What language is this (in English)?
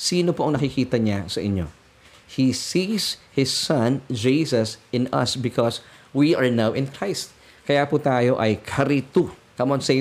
Filipino